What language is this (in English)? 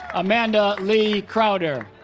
English